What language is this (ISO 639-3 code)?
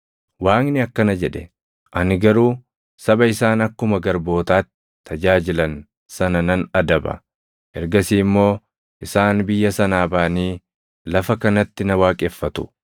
orm